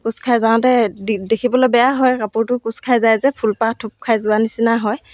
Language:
Assamese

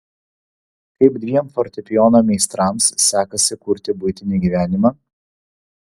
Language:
Lithuanian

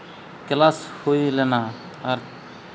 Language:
Santali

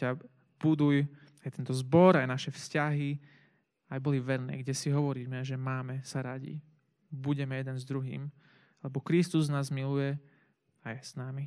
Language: Slovak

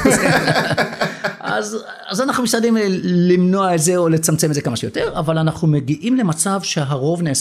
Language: Hebrew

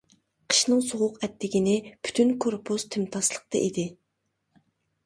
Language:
Uyghur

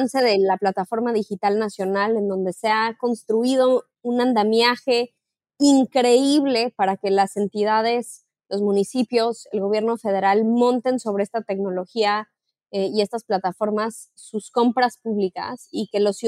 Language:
Spanish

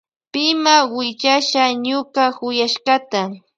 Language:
Loja Highland Quichua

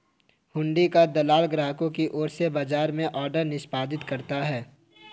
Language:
Hindi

